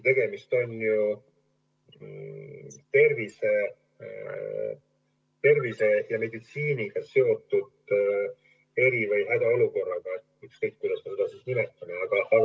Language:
Estonian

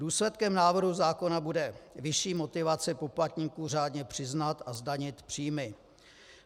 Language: Czech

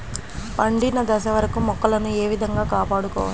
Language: Telugu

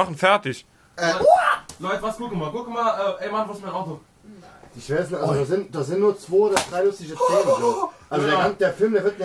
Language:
German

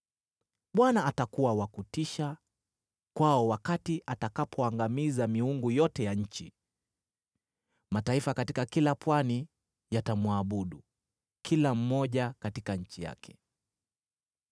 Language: Swahili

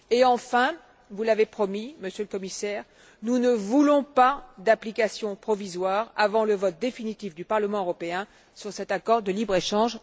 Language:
French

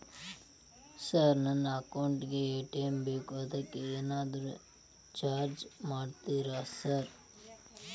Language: Kannada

